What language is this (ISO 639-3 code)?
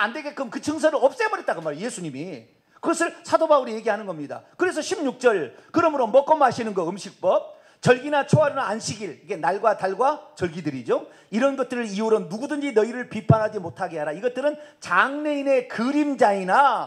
kor